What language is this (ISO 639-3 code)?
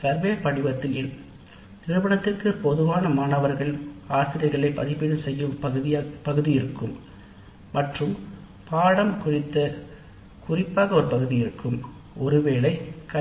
tam